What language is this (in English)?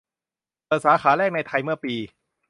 Thai